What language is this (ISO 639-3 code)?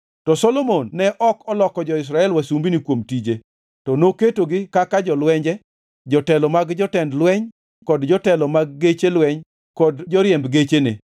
luo